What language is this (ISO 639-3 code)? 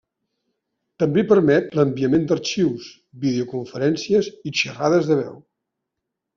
cat